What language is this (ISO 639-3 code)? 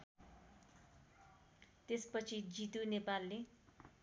nep